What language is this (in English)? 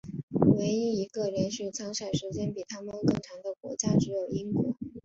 Chinese